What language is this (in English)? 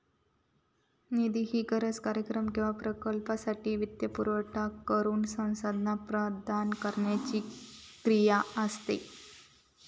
Marathi